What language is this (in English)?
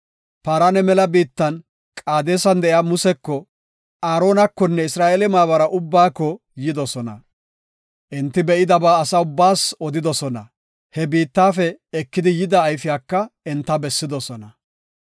Gofa